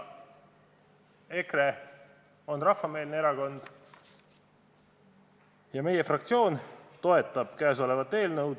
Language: Estonian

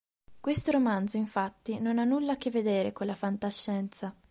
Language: Italian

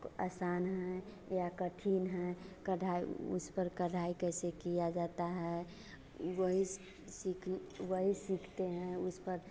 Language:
Hindi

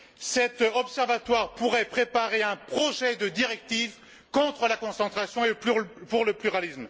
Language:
French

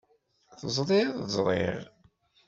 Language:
Kabyle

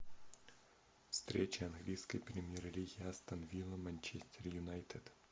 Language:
Russian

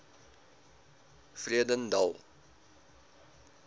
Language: Afrikaans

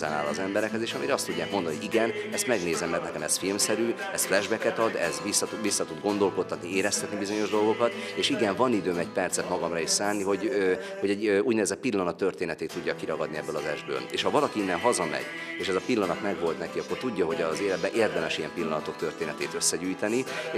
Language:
Hungarian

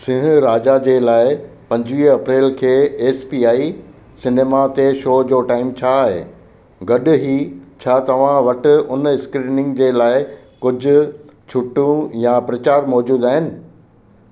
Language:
Sindhi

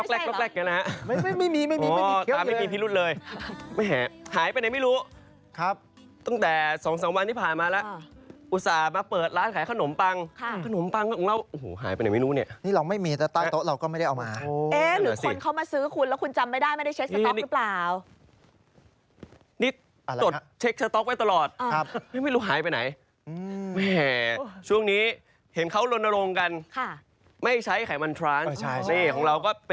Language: Thai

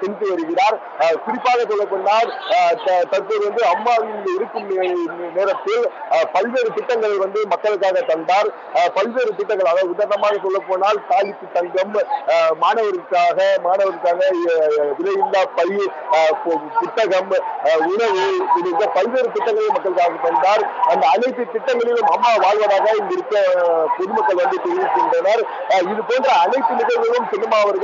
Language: Romanian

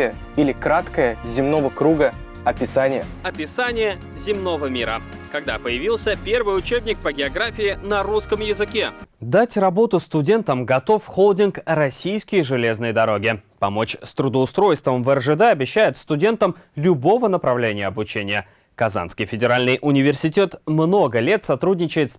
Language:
Russian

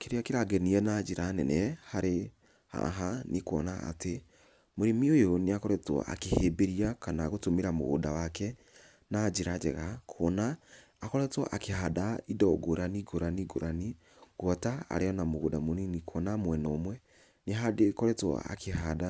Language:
Kikuyu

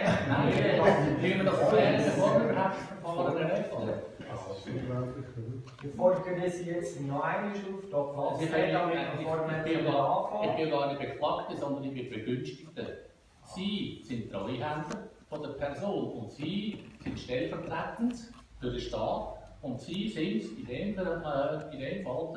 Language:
German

